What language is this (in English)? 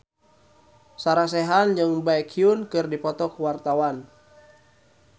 Sundanese